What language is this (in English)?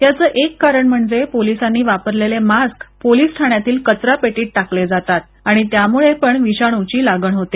Marathi